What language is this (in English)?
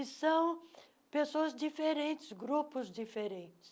Portuguese